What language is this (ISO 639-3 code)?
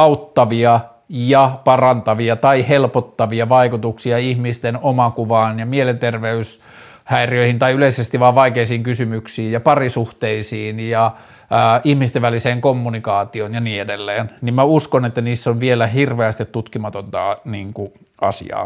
fin